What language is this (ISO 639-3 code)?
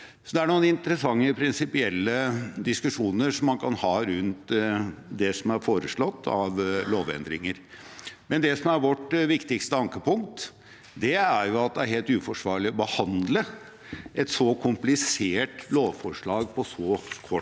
nor